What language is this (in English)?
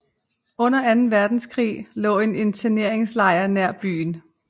Danish